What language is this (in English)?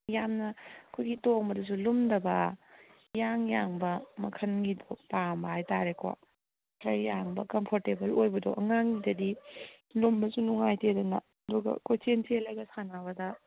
Manipuri